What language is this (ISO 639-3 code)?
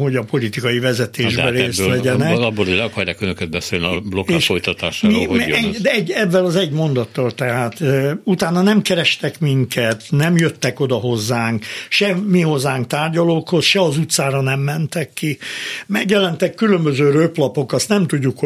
hun